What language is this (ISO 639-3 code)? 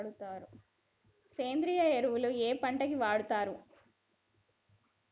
tel